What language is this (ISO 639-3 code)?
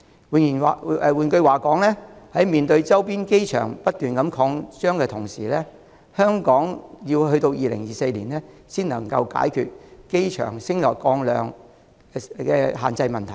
yue